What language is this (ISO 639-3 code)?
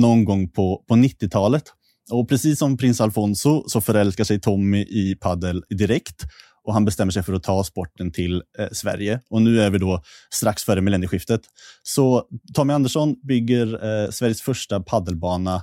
swe